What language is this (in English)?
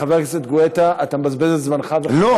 Hebrew